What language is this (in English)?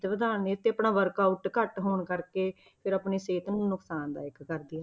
Punjabi